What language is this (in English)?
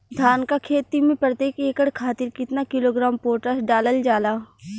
Bhojpuri